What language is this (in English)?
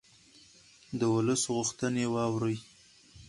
Pashto